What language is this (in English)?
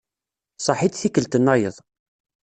Kabyle